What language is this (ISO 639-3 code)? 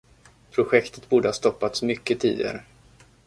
swe